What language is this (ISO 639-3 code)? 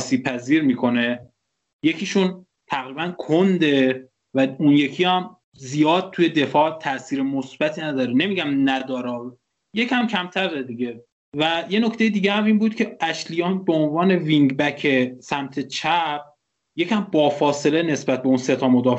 fas